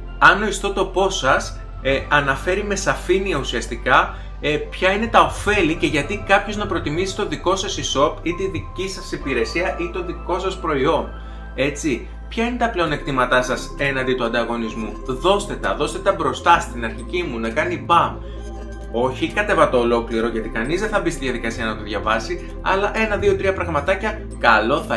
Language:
Greek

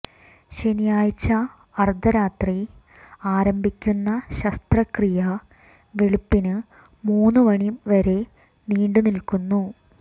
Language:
Malayalam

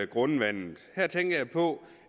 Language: Danish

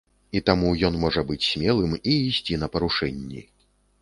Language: Belarusian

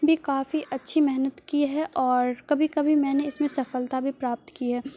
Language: Urdu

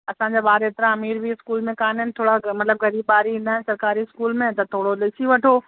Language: Sindhi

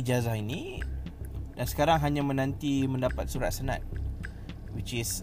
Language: Malay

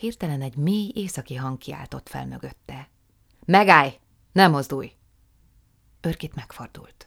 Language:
Hungarian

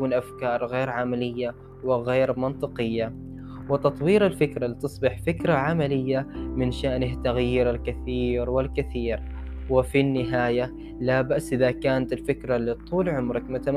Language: Arabic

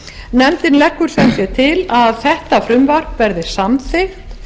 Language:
Icelandic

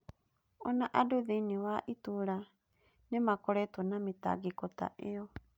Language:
Kikuyu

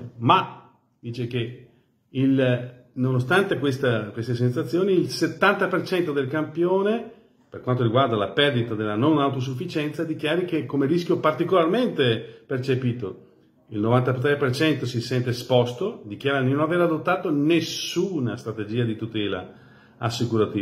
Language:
Italian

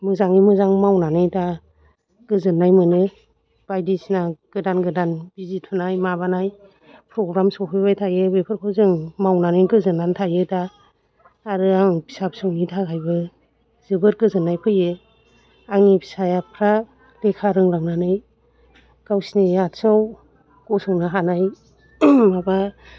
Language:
Bodo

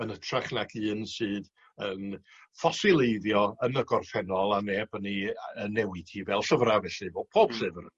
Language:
Welsh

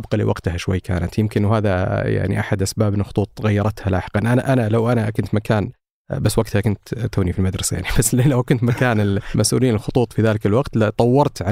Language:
Arabic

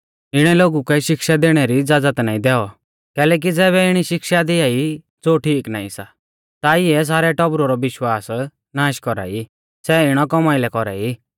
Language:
Mahasu Pahari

